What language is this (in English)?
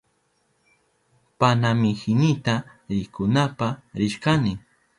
Southern Pastaza Quechua